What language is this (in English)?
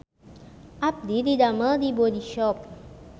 Sundanese